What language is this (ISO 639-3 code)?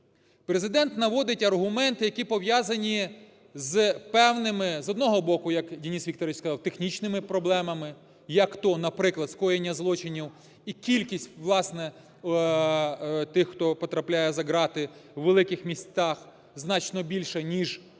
ukr